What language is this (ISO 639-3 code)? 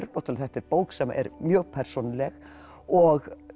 isl